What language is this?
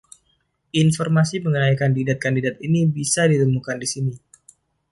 Indonesian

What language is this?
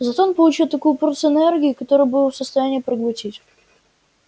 Russian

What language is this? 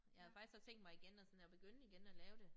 Danish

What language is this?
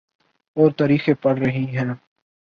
Urdu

